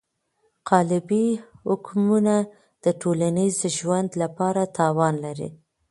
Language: Pashto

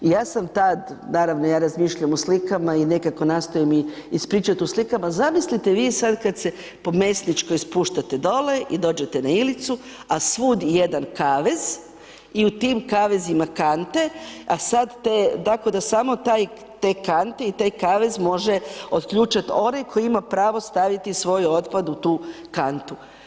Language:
Croatian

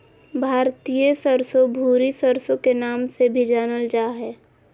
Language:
Magahi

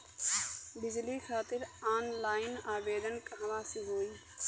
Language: Bhojpuri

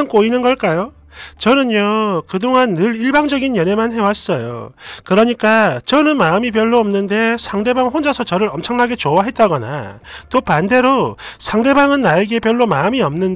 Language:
Korean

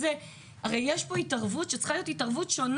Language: Hebrew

